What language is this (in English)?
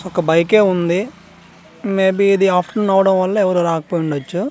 Telugu